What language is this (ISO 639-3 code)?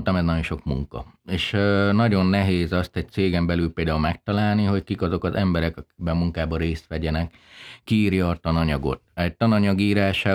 hun